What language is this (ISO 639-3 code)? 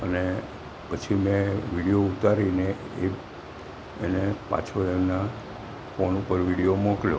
guj